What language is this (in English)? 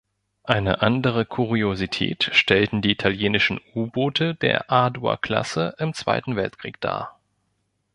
German